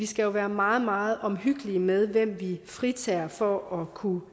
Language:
Danish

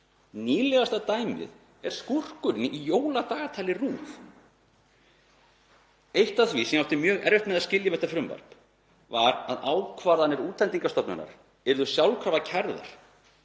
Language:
Icelandic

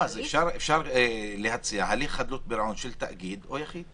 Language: Hebrew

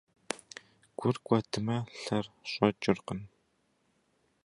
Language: Kabardian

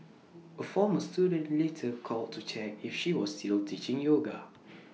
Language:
English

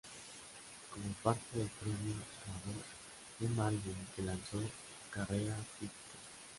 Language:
Spanish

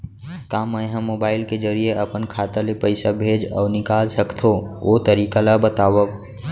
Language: Chhattisgarhi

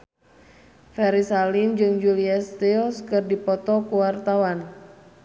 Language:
Sundanese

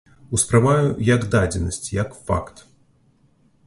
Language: Belarusian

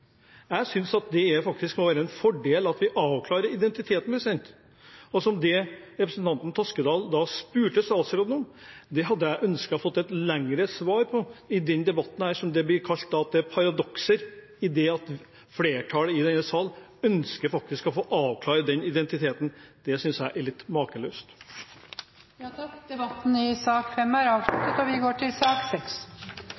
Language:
Norwegian Bokmål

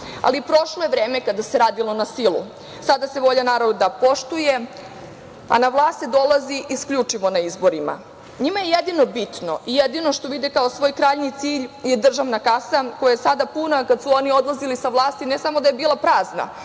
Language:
Serbian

